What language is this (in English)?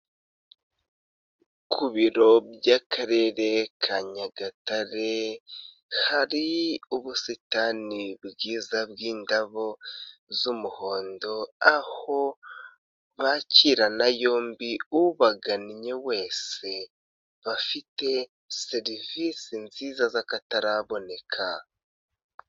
Kinyarwanda